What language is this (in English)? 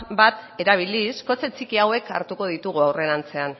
Basque